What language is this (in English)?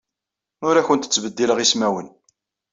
Kabyle